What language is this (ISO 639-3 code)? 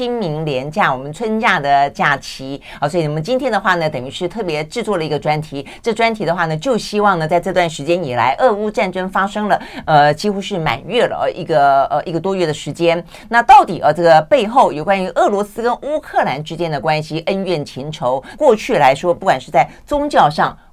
zho